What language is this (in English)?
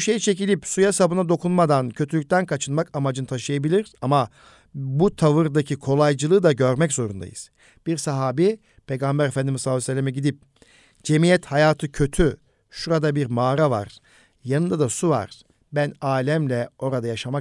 Turkish